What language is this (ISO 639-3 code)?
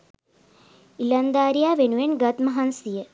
sin